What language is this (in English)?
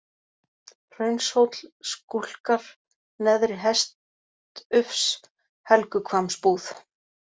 Icelandic